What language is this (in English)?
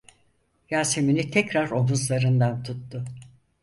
Turkish